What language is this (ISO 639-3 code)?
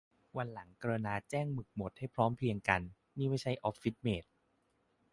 tha